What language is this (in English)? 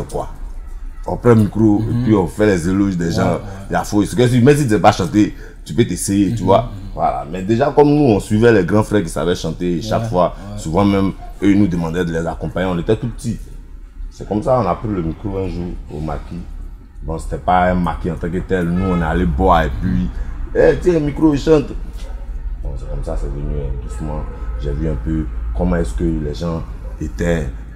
French